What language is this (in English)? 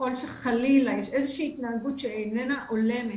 Hebrew